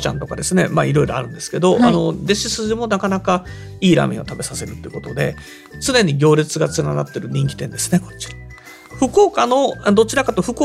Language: Japanese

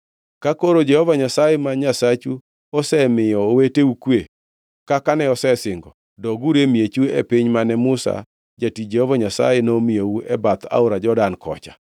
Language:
Luo (Kenya and Tanzania)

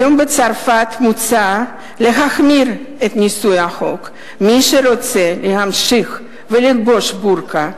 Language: Hebrew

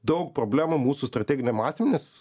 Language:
Lithuanian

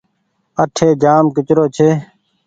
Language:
Goaria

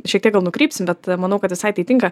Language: Lithuanian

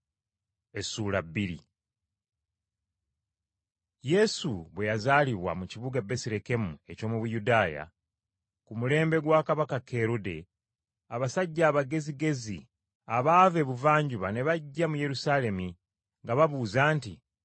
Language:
Ganda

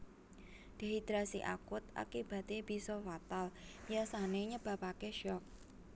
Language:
Javanese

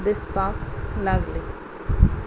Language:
Konkani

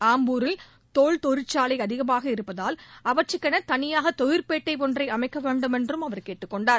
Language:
Tamil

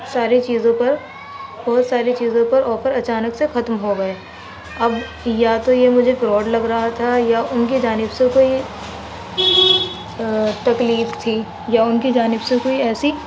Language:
Urdu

